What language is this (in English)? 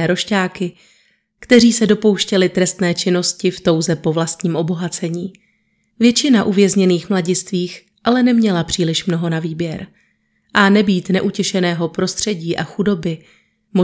Czech